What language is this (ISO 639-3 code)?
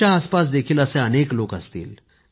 mar